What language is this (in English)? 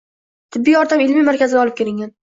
Uzbek